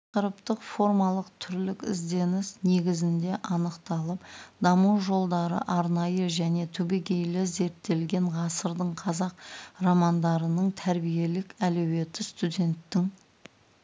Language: Kazakh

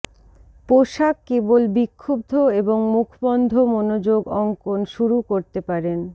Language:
Bangla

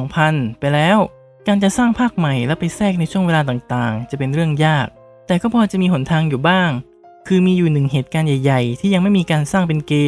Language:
Thai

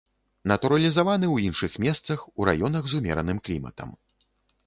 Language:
Belarusian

